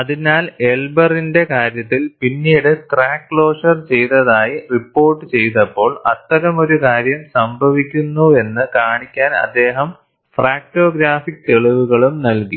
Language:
Malayalam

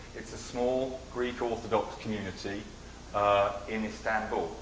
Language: English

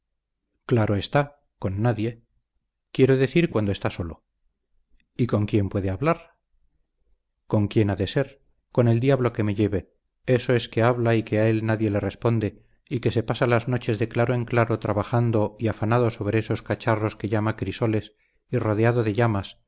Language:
Spanish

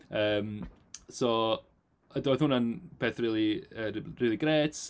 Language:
Welsh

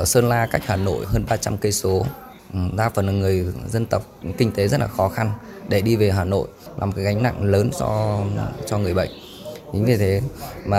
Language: Vietnamese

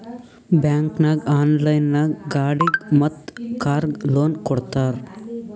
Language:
Kannada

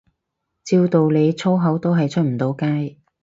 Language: Cantonese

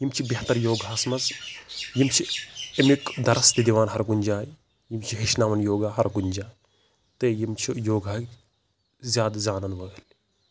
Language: Kashmiri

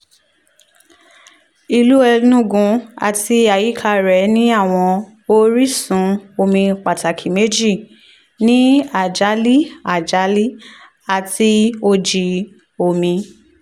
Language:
Yoruba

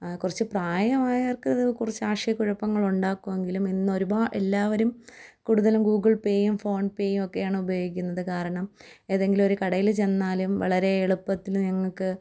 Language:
Malayalam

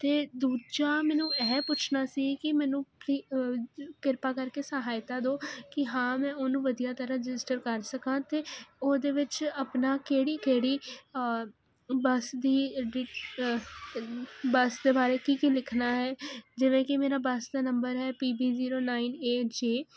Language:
Punjabi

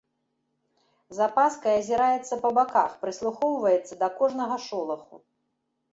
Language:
Belarusian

